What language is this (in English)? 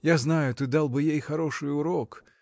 Russian